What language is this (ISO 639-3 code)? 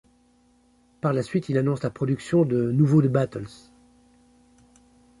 fra